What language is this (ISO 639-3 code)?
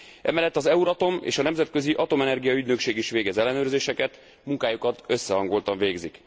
hun